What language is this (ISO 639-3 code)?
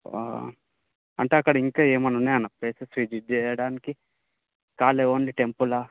tel